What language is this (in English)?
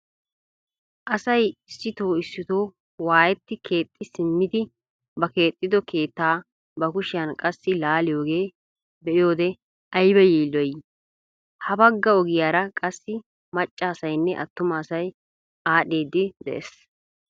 Wolaytta